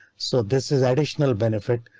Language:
English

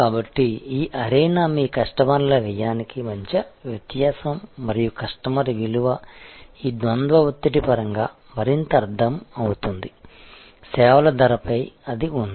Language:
Telugu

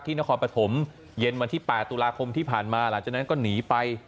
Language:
Thai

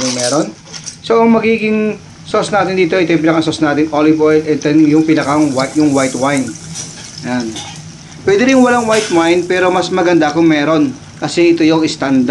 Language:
Filipino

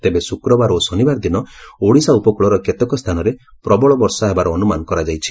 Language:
Odia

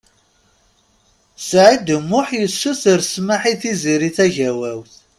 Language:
Kabyle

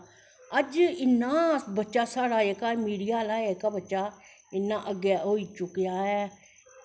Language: Dogri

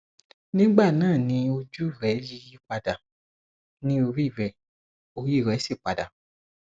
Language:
Yoruba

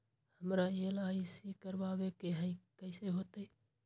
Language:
Magahi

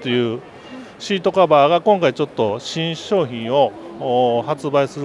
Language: Japanese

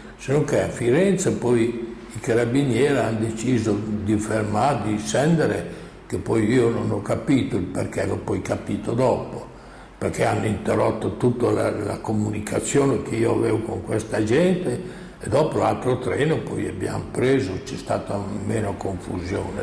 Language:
Italian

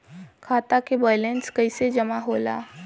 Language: Bhojpuri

